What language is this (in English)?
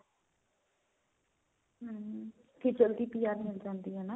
Punjabi